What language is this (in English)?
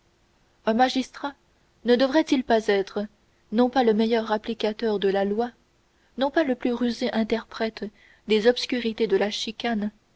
French